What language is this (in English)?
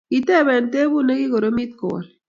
Kalenjin